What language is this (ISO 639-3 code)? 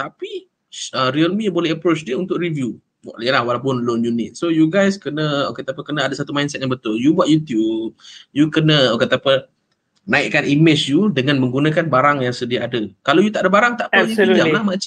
msa